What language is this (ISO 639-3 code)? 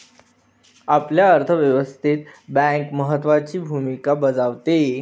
mar